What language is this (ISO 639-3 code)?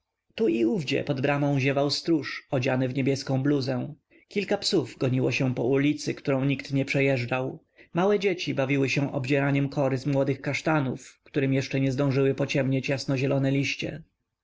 pol